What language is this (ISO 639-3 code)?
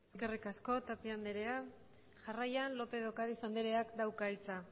eus